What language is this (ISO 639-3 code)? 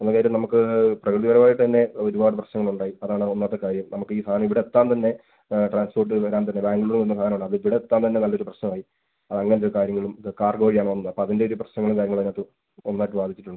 mal